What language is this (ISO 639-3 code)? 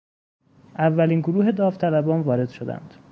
fas